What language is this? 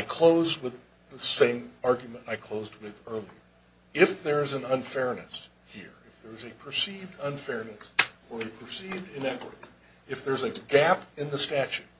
English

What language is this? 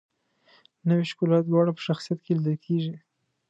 Pashto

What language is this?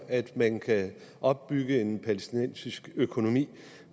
Danish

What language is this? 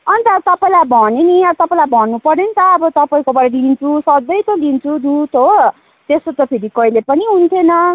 Nepali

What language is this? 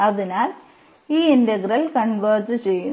Malayalam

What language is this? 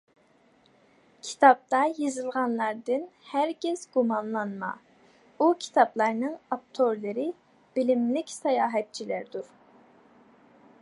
Uyghur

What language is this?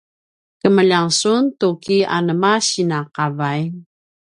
Paiwan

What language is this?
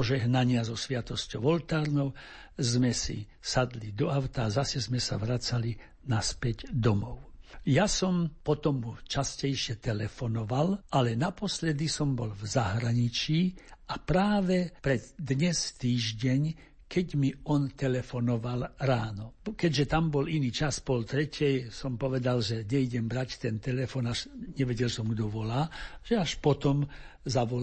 Slovak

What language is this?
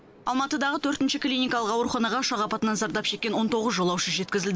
Kazakh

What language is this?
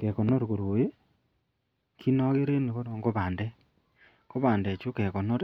Kalenjin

